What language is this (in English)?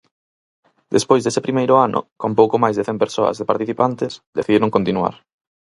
Galician